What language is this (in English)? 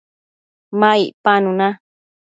Matsés